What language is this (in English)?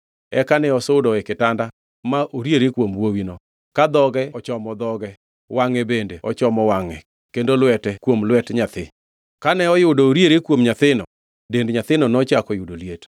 Luo (Kenya and Tanzania)